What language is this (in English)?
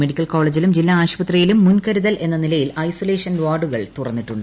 Malayalam